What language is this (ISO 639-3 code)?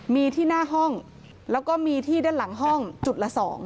tha